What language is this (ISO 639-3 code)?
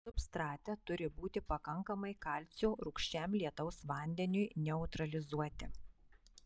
lit